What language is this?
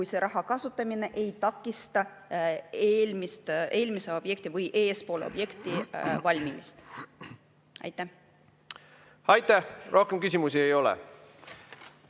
Estonian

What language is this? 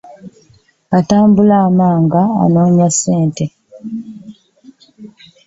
Ganda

